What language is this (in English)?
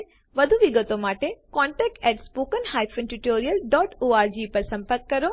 Gujarati